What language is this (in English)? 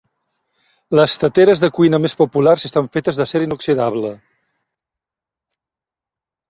Catalan